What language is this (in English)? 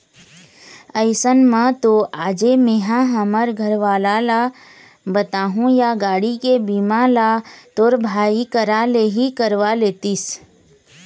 Chhattisgarhi